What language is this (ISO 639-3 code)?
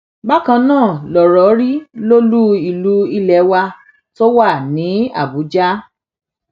yor